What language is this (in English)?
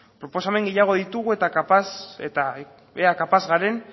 Basque